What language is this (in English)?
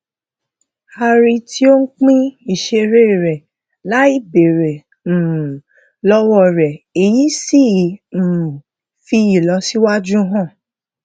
Yoruba